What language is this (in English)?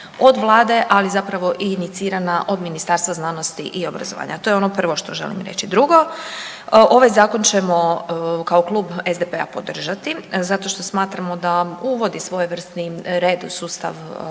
Croatian